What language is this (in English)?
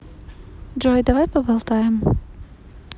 Russian